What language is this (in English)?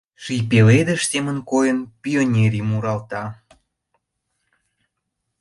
Mari